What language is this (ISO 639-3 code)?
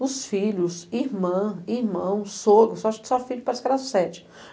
por